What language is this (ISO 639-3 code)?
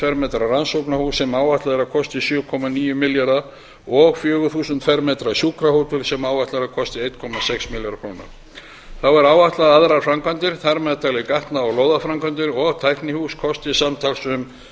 isl